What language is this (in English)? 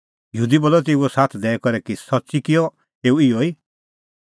Kullu Pahari